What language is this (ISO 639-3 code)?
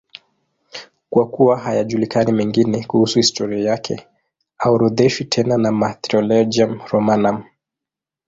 swa